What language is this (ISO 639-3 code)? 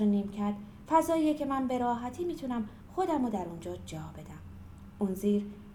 fas